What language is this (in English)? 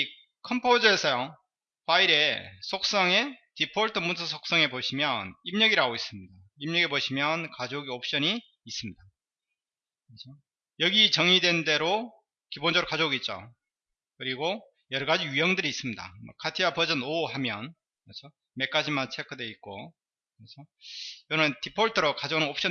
Korean